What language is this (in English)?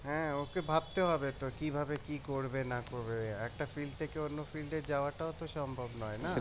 Bangla